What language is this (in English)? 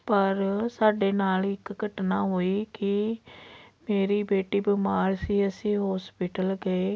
Punjabi